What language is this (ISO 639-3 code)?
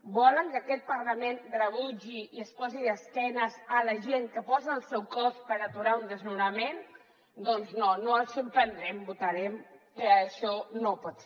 cat